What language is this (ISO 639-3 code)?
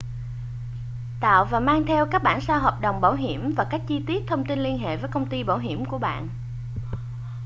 vie